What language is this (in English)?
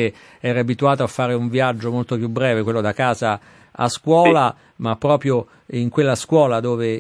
Italian